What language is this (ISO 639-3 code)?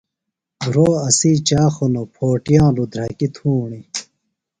phl